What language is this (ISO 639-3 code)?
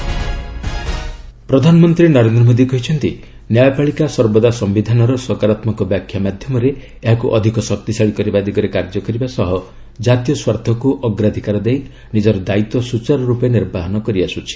ori